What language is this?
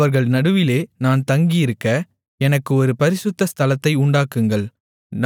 Tamil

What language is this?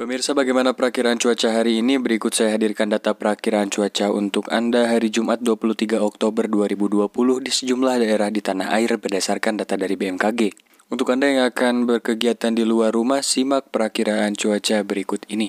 Indonesian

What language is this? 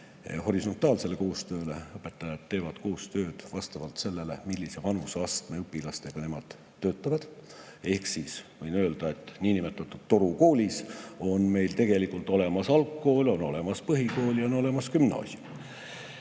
Estonian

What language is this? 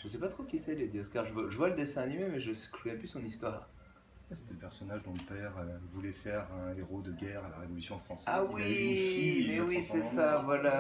French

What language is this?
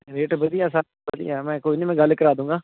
Punjabi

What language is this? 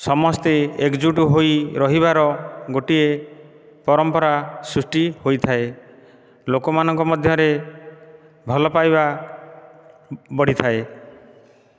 Odia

